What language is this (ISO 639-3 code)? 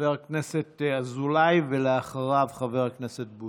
heb